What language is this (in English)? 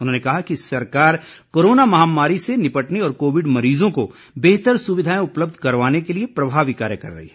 Hindi